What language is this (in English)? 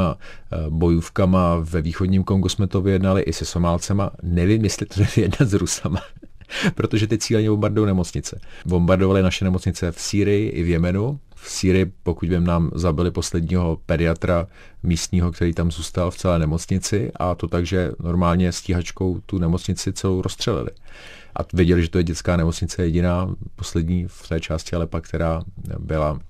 Czech